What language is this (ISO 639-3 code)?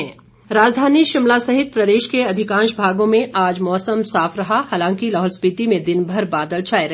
hin